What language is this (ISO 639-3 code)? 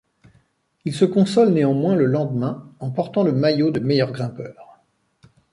fra